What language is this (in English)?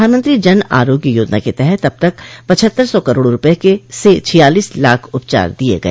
Hindi